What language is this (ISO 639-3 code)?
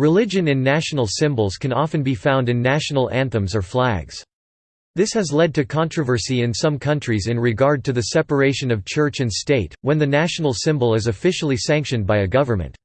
eng